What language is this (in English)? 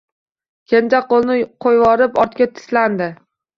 Uzbek